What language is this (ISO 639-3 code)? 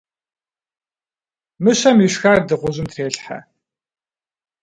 kbd